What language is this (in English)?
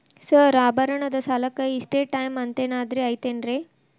Kannada